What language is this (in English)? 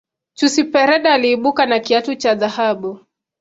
Swahili